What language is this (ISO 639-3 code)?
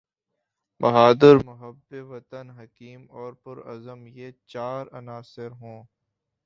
urd